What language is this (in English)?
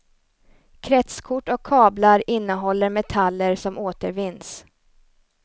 Swedish